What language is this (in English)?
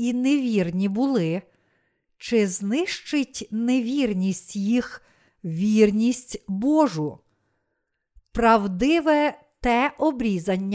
Ukrainian